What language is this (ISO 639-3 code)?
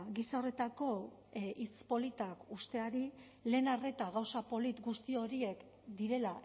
eus